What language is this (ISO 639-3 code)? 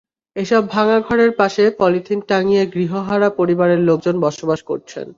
ben